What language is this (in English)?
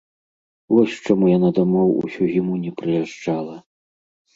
Belarusian